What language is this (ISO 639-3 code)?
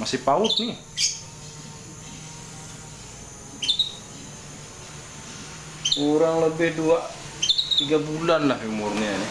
ind